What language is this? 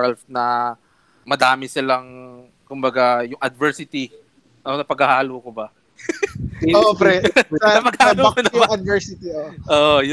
Filipino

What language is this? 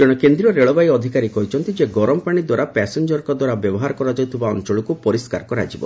Odia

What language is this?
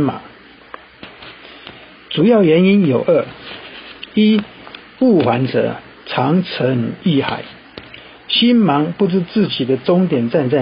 Chinese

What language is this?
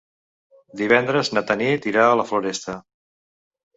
Catalan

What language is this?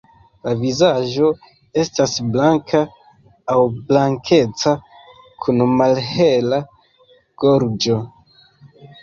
Esperanto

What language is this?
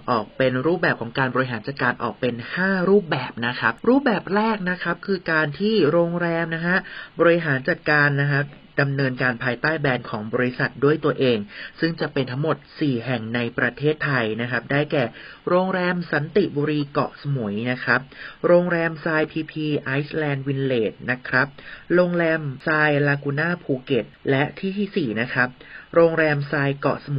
Thai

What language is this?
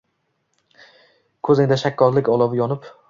Uzbek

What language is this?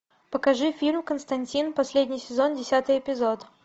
Russian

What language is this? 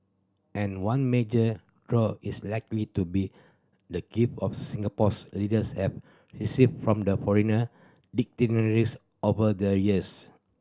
English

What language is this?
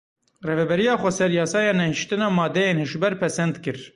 Kurdish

